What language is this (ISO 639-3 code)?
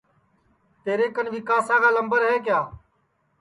ssi